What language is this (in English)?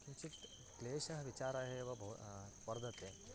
Sanskrit